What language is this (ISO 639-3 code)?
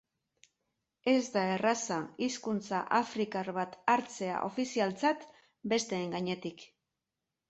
eus